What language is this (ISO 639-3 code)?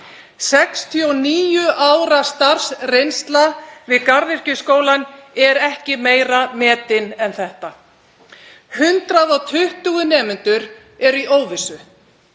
isl